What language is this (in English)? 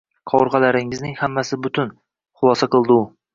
Uzbek